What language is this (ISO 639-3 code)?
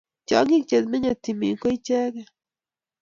kln